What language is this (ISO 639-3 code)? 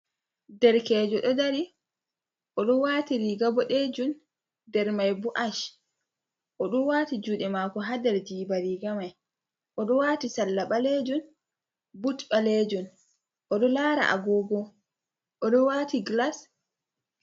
ful